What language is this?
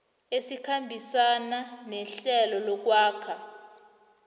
South Ndebele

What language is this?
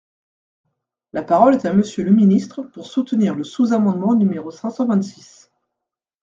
French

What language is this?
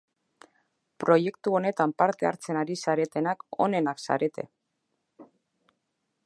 Basque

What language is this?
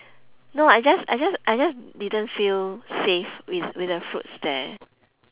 English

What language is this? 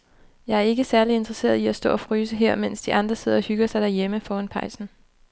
Danish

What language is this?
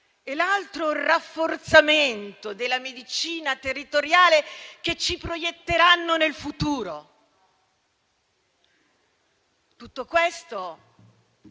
Italian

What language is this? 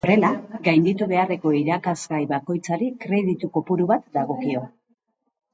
Basque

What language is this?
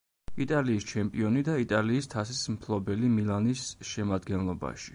Georgian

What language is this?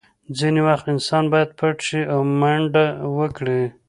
Pashto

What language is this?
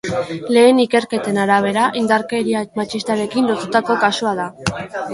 Basque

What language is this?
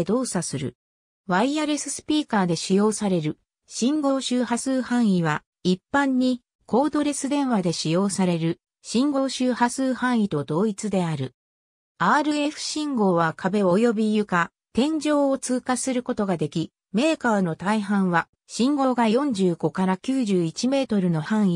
Japanese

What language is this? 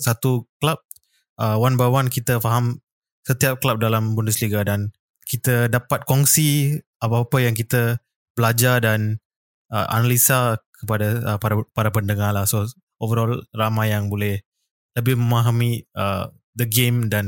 Malay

